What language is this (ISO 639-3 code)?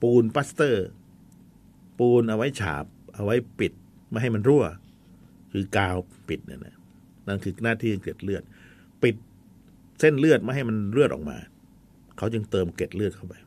tha